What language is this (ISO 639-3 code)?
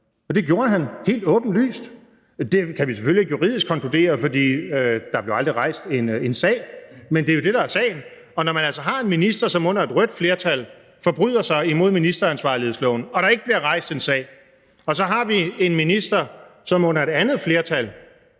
dan